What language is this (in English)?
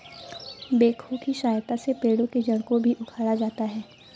Hindi